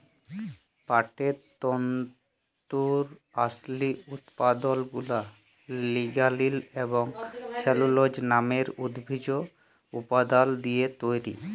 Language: Bangla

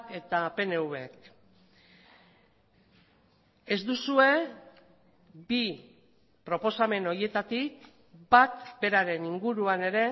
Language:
Basque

